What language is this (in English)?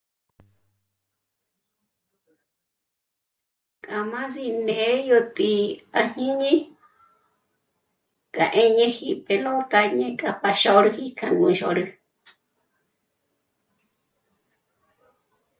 Michoacán Mazahua